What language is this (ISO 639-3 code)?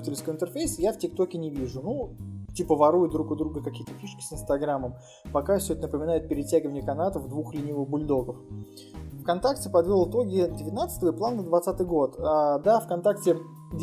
rus